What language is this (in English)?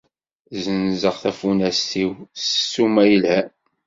Kabyle